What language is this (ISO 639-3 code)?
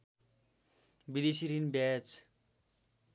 nep